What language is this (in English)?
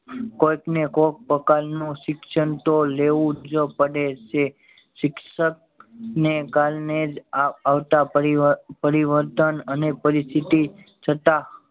Gujarati